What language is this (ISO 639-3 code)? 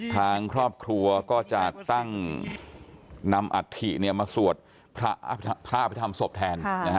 tha